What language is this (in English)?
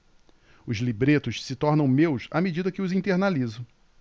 Portuguese